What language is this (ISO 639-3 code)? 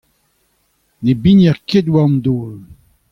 bre